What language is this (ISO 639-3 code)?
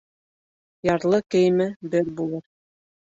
bak